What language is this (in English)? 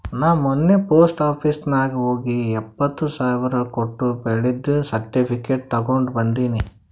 Kannada